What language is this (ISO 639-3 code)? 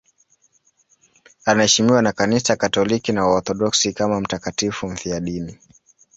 swa